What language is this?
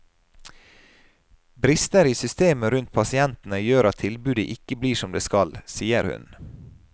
Norwegian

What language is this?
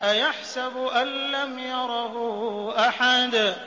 Arabic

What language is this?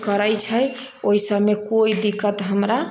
Maithili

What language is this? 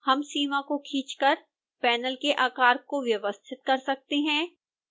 Hindi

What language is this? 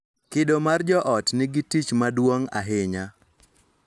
Luo (Kenya and Tanzania)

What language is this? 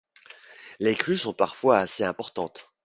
French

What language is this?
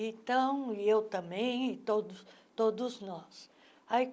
Portuguese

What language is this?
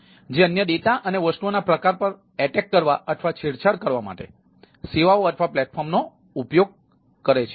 Gujarati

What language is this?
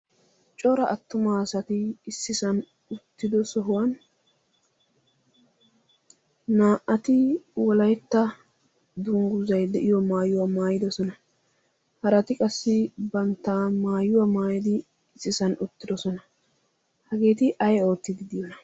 Wolaytta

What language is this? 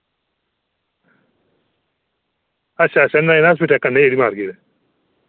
Dogri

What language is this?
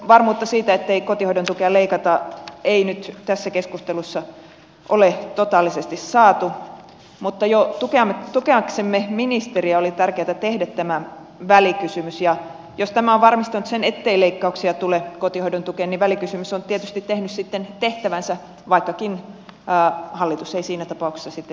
Finnish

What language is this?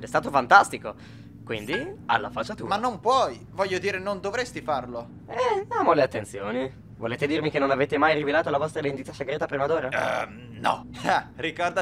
Italian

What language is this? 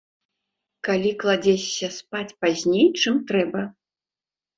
Belarusian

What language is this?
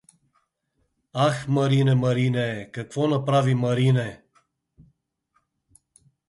Bulgarian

